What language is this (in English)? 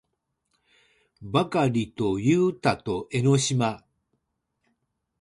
Japanese